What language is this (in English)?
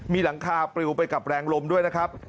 Thai